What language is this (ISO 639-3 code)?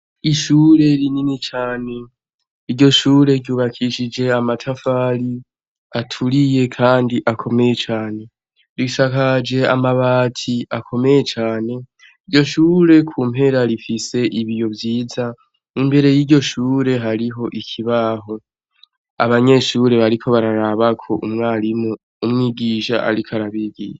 run